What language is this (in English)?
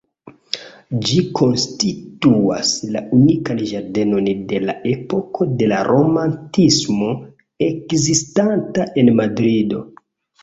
Esperanto